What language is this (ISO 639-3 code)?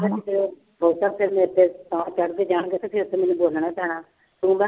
pan